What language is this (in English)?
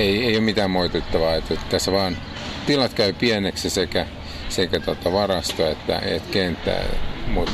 Finnish